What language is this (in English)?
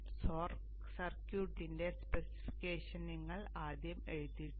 Malayalam